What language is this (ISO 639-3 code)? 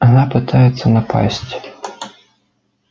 rus